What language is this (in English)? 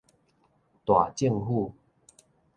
Min Nan Chinese